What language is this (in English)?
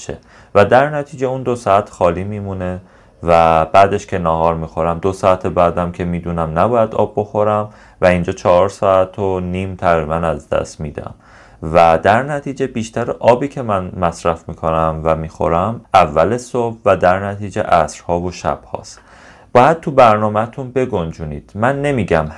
Persian